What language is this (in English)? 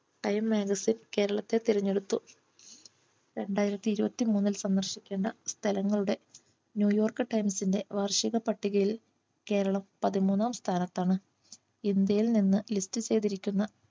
Malayalam